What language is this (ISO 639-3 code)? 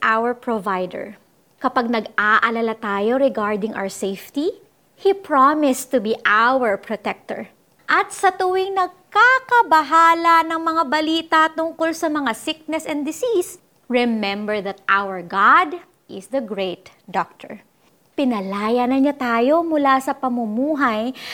fil